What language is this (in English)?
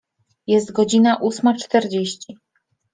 Polish